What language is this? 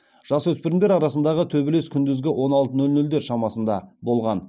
Kazakh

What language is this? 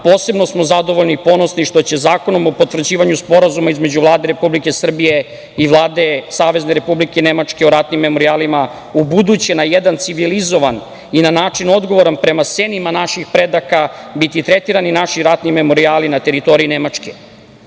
Serbian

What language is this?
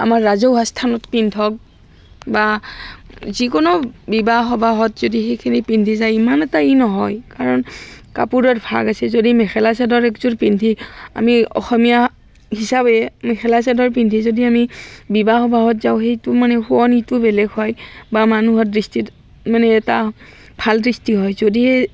Assamese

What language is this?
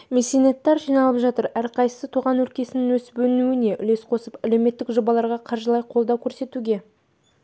Kazakh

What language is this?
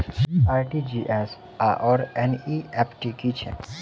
Maithili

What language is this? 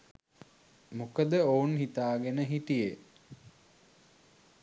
Sinhala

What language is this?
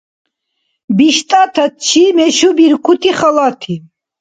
Dargwa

